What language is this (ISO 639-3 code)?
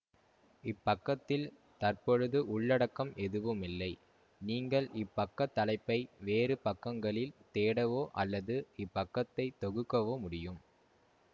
tam